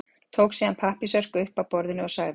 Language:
Icelandic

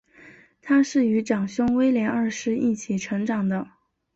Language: Chinese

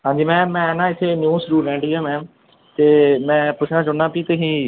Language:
Punjabi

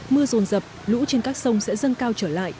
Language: Vietnamese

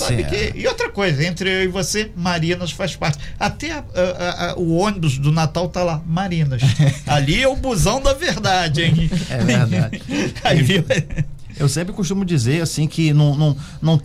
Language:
Portuguese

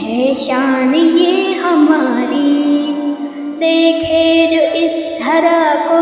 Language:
Hindi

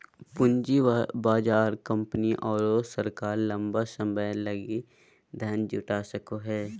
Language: Magahi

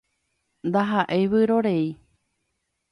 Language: Guarani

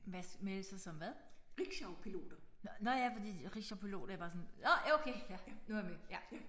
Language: Danish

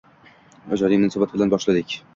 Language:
Uzbek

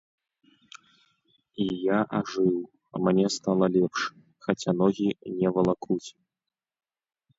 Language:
Belarusian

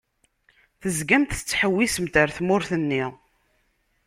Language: Kabyle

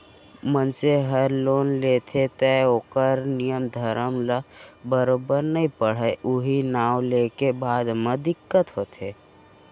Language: Chhattisgarhi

